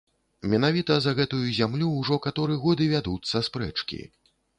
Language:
Belarusian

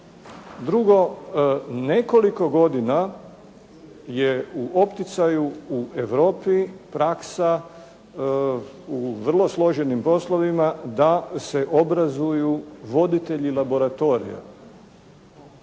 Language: Croatian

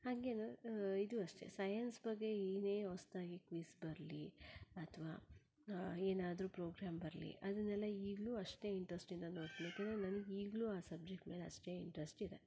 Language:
Kannada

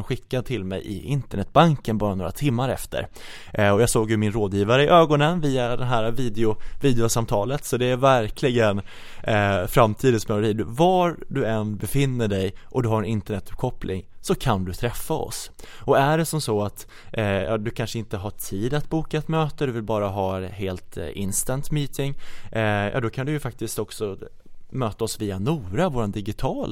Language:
Swedish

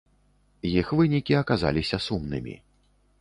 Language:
Belarusian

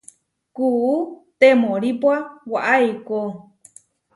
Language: Huarijio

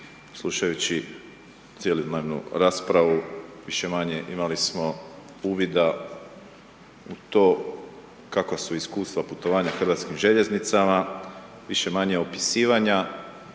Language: Croatian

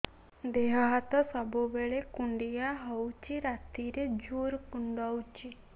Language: Odia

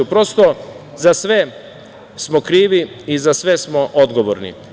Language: Serbian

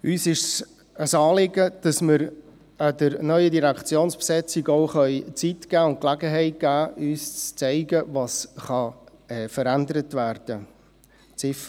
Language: Swiss German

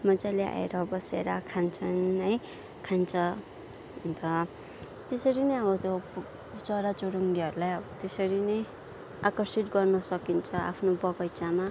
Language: Nepali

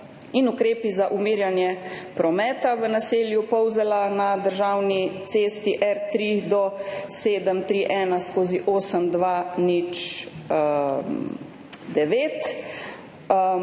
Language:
Slovenian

